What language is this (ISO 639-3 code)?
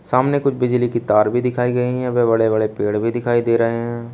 hin